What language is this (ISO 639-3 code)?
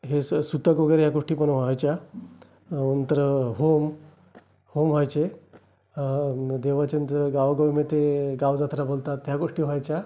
mar